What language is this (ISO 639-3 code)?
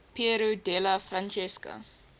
eng